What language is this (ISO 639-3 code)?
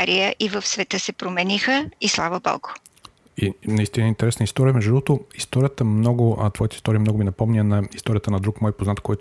bul